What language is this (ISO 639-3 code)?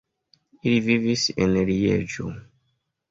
epo